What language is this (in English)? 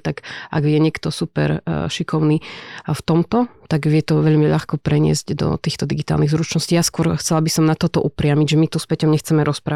Slovak